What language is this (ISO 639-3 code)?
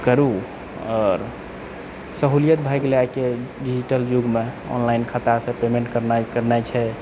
mai